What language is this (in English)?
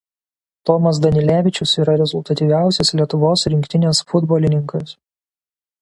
Lithuanian